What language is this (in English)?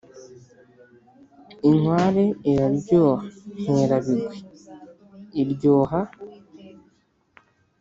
Kinyarwanda